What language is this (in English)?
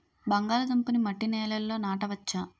Telugu